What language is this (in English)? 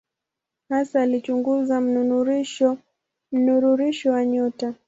Swahili